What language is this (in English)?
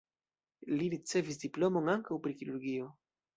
Esperanto